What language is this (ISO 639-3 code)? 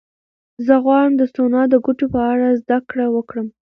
pus